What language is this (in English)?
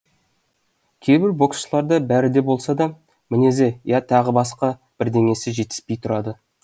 Kazakh